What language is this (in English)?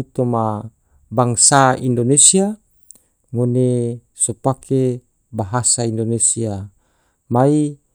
Tidore